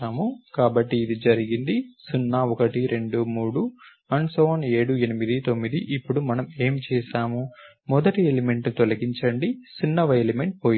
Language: Telugu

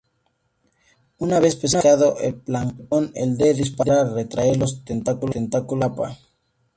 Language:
Spanish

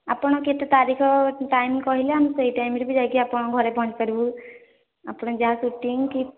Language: Odia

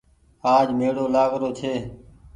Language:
Goaria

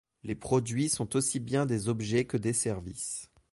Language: French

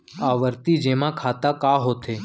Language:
Chhattisgarhi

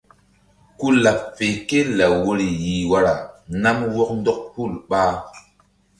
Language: Mbum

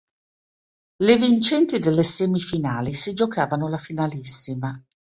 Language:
Italian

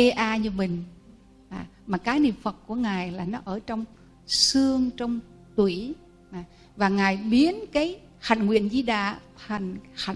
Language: Vietnamese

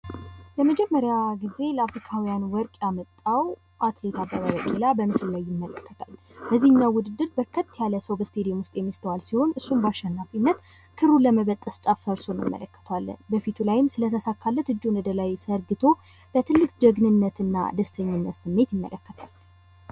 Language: Amharic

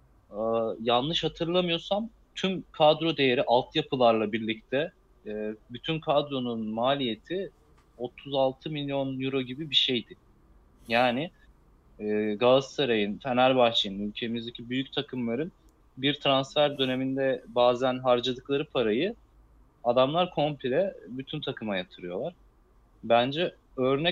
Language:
Turkish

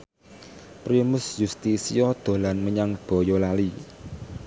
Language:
Javanese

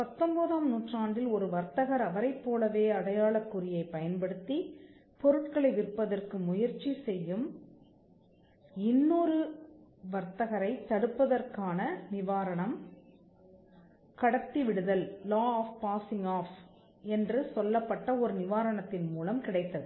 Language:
Tamil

